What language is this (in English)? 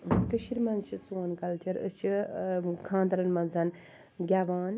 Kashmiri